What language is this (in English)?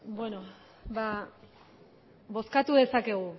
Basque